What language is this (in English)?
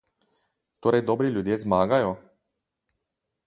Slovenian